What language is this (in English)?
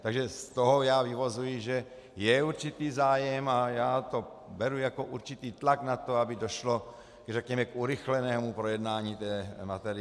Czech